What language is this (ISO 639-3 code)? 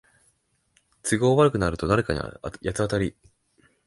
jpn